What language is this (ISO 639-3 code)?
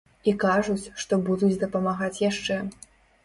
bel